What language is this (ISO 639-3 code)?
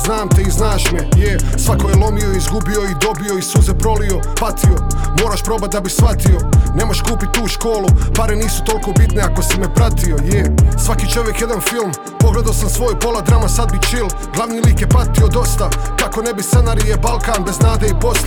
hrv